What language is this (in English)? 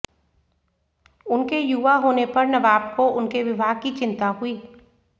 Hindi